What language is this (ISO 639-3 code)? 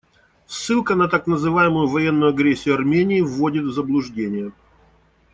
rus